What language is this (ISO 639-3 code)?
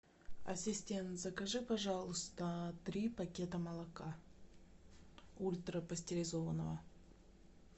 rus